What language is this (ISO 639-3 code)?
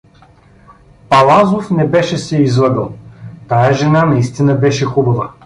bul